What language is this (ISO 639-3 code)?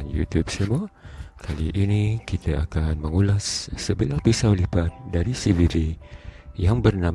msa